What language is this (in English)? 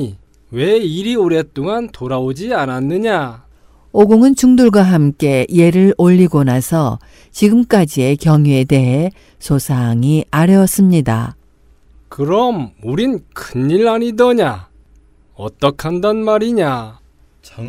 Korean